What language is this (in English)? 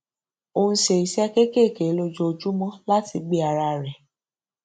Yoruba